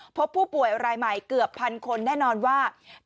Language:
Thai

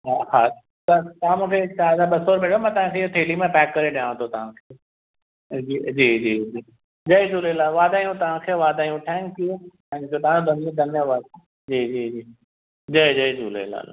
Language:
Sindhi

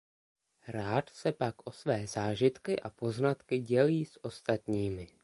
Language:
Czech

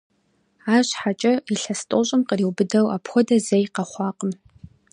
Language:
Kabardian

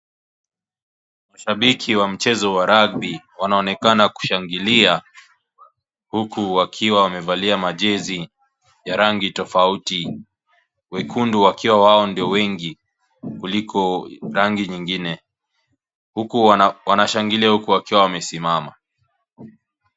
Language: Swahili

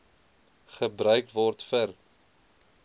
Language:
Afrikaans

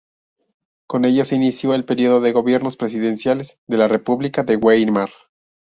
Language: Spanish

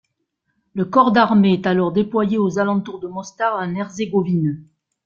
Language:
French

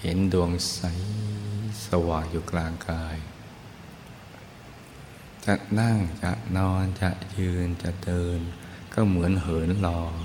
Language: Thai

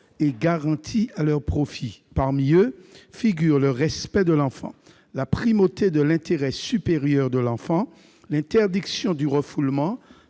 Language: French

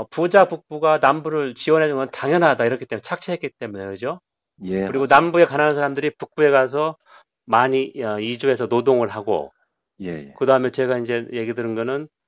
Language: Korean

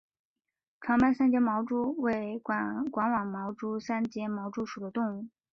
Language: Chinese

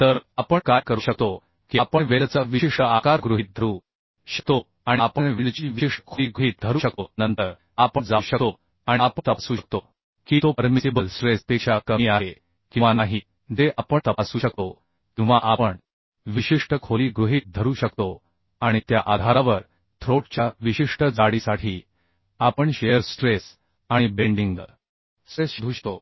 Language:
Marathi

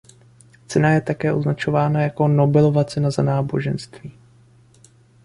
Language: Czech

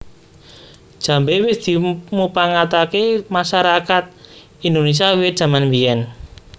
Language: Javanese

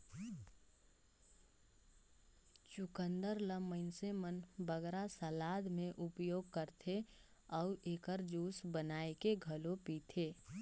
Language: Chhattisgarhi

